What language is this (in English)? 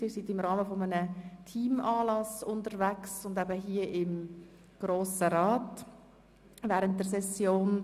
Swiss German